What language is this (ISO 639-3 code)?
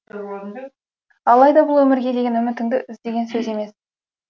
kaz